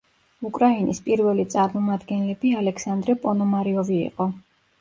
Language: Georgian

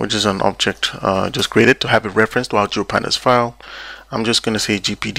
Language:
English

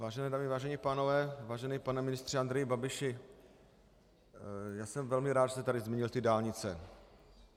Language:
Czech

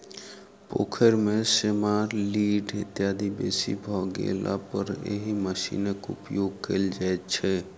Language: Maithili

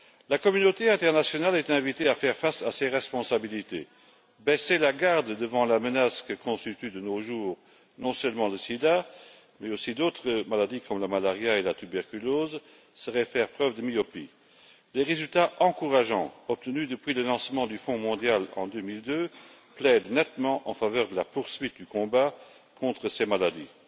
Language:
French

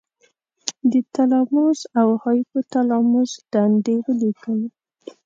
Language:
Pashto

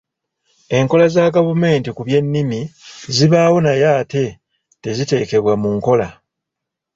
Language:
Ganda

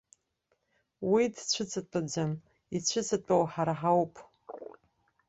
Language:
Abkhazian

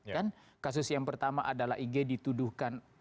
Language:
Indonesian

